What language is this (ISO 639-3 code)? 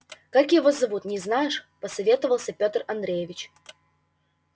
rus